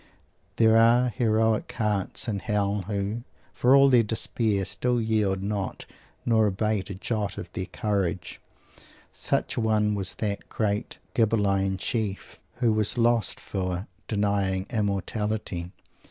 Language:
English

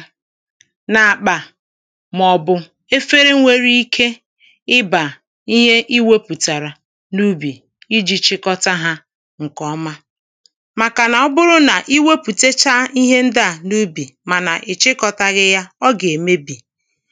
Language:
Igbo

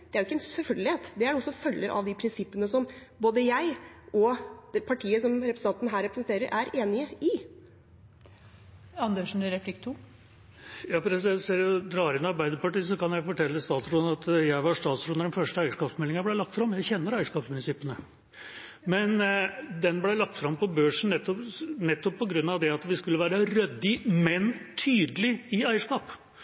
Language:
Norwegian Bokmål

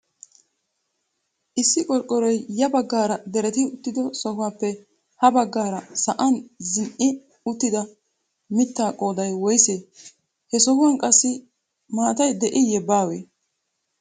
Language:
Wolaytta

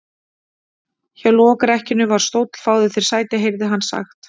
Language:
Icelandic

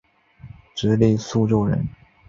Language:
Chinese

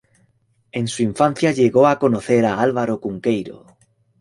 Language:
Spanish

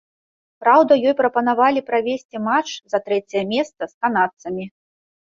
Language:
Belarusian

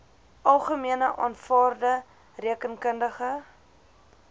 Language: Afrikaans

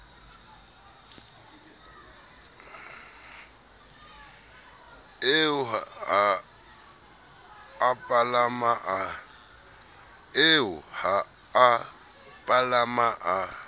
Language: Southern Sotho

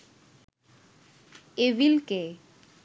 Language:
Bangla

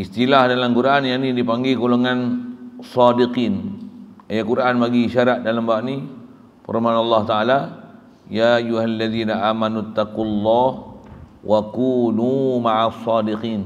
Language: Malay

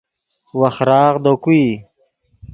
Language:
Yidgha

